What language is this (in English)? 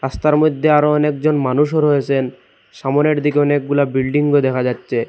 Bangla